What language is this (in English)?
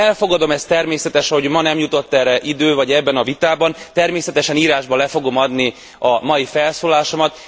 Hungarian